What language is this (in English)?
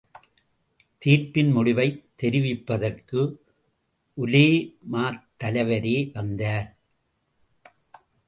Tamil